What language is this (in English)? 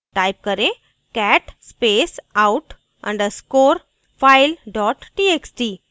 Hindi